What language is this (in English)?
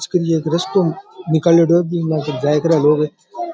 Rajasthani